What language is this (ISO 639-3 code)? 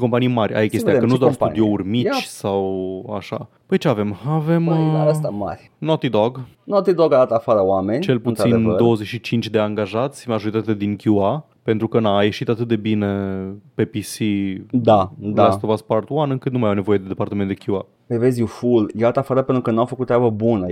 ron